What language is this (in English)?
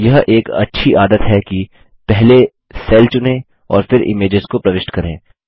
Hindi